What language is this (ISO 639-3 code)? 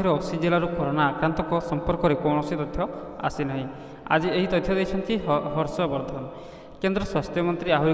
ron